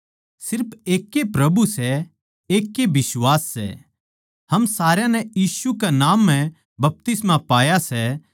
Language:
Haryanvi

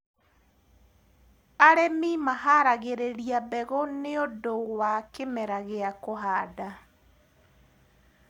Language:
Kikuyu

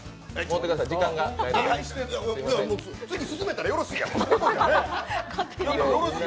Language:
Japanese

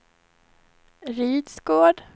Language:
Swedish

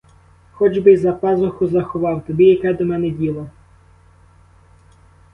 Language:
Ukrainian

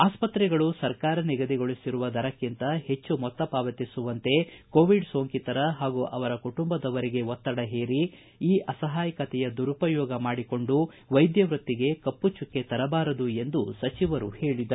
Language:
Kannada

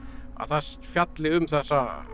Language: Icelandic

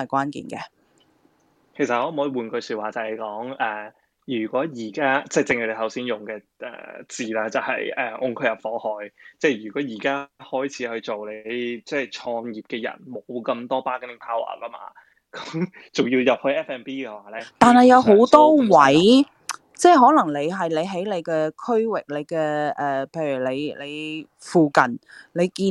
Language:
Chinese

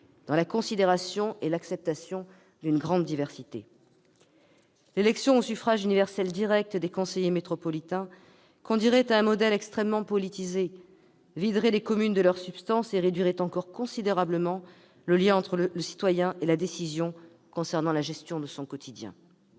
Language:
French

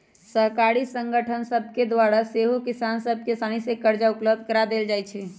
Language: Magahi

